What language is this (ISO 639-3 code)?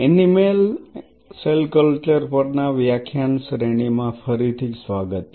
guj